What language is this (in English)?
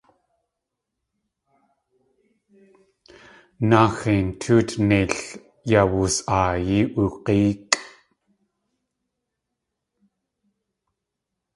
Tlingit